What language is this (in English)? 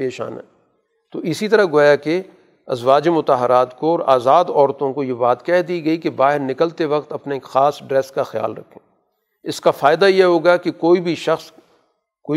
Urdu